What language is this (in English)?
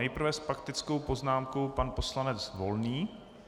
Czech